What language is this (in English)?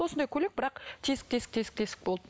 Kazakh